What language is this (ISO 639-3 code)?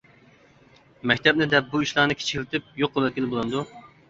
uig